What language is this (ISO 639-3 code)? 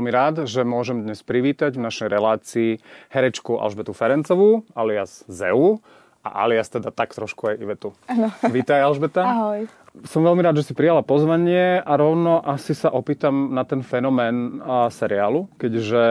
slk